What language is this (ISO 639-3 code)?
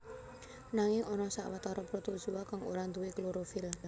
jav